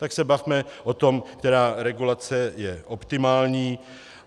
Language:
Czech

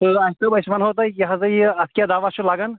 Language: Kashmiri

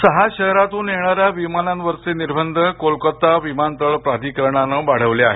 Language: Marathi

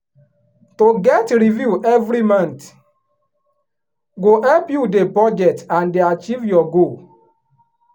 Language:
Nigerian Pidgin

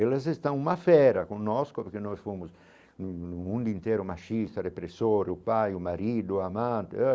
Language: Portuguese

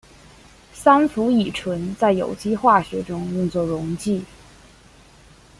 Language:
Chinese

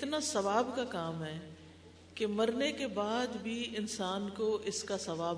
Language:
Urdu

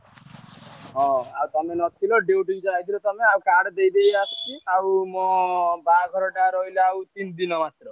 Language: Odia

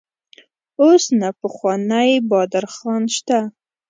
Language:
Pashto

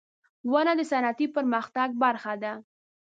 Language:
Pashto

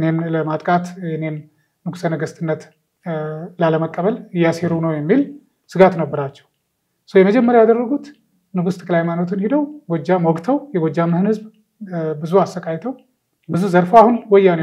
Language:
Arabic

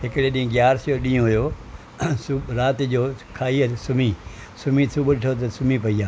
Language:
Sindhi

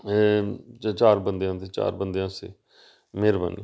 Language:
Punjabi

